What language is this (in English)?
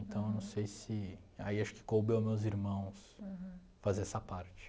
Portuguese